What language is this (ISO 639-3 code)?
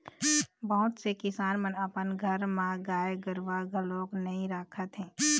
hne